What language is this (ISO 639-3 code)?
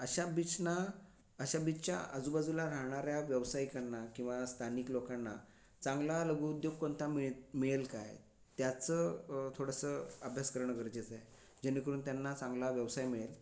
mar